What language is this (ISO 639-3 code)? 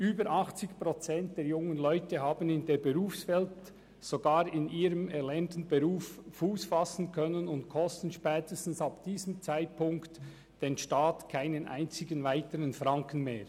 gsw